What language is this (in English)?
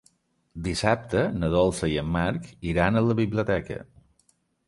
Catalan